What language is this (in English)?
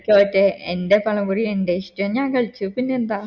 Malayalam